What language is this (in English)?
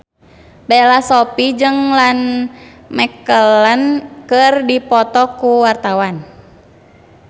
Sundanese